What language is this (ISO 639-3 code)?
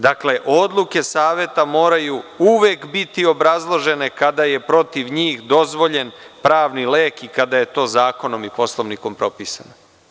srp